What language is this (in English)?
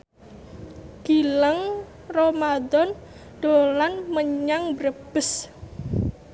Javanese